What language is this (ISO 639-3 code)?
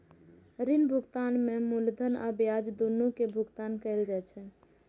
mai